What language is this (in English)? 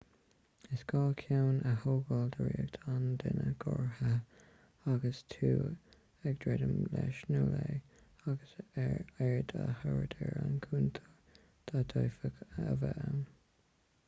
Irish